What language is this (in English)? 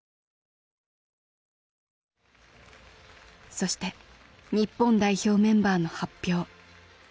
Japanese